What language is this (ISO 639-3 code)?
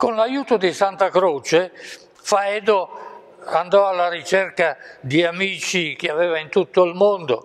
ita